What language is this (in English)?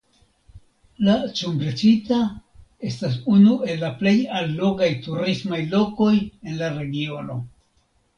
Esperanto